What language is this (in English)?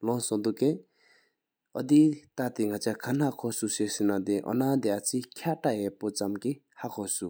Sikkimese